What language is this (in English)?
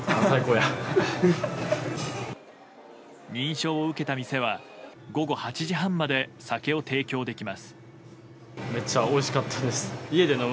Japanese